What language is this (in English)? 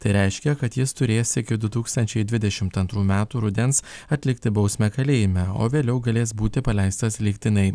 Lithuanian